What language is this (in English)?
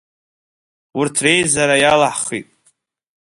Abkhazian